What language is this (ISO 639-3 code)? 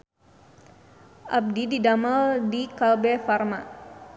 sun